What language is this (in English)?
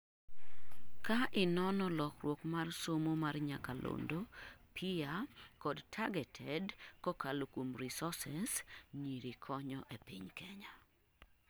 Luo (Kenya and Tanzania)